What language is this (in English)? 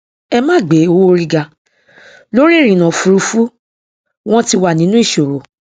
Yoruba